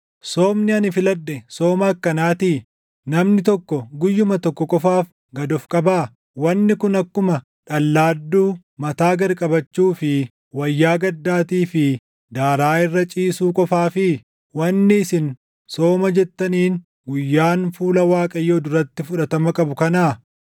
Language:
Oromo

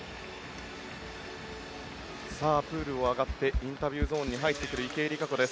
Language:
Japanese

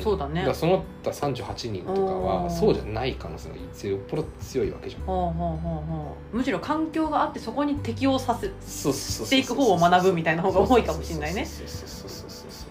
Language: Japanese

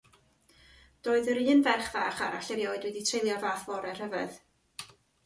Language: Welsh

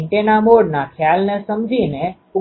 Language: Gujarati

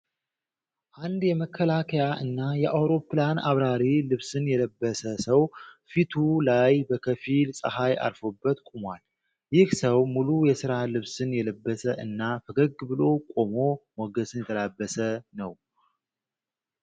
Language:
Amharic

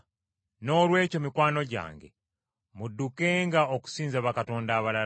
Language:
Ganda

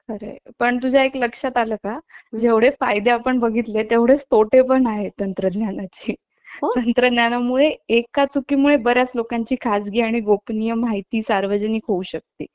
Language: Marathi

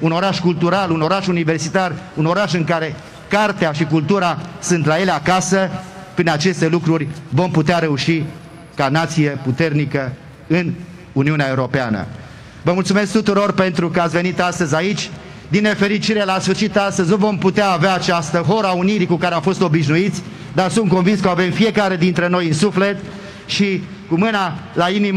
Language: Romanian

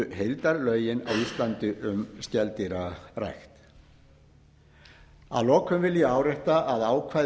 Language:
Icelandic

